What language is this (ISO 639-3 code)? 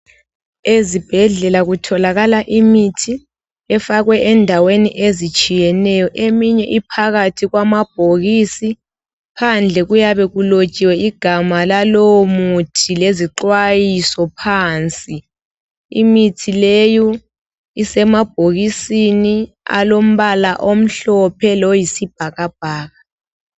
nde